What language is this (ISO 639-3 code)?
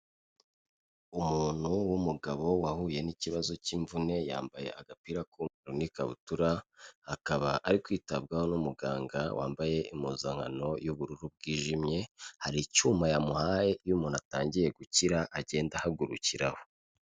kin